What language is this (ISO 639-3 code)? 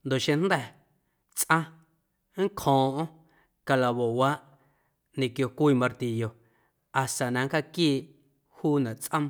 amu